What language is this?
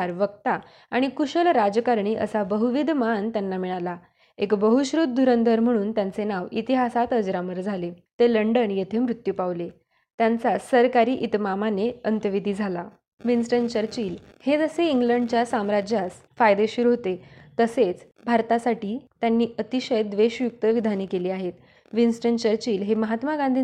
Marathi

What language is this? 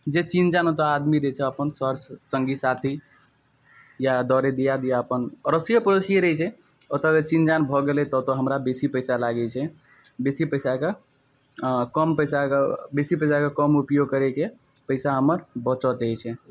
Maithili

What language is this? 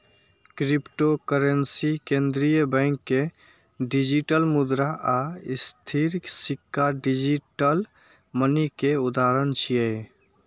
Maithili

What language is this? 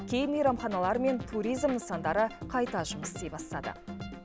Kazakh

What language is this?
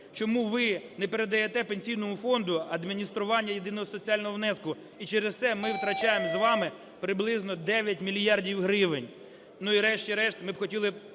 Ukrainian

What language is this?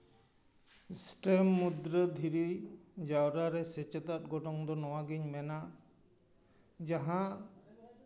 Santali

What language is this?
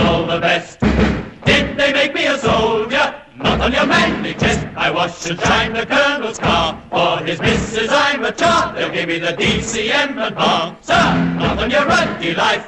English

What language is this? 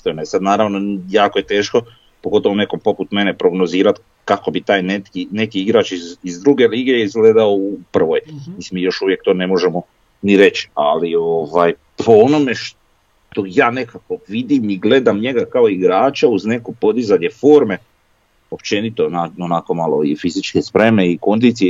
Croatian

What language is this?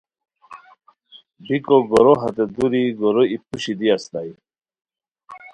Khowar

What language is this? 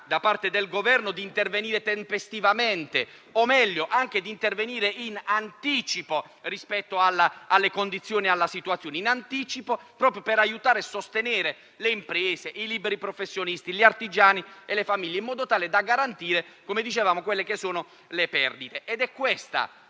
Italian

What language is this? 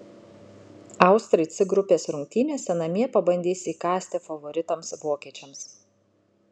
Lithuanian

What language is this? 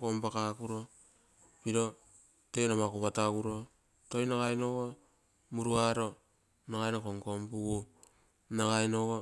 Terei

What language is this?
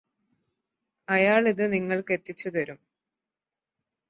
Malayalam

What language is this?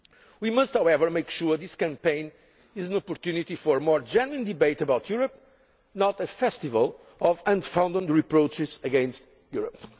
English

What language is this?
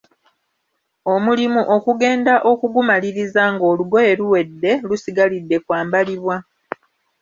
Ganda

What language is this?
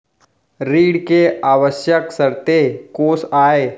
Chhattisgarhi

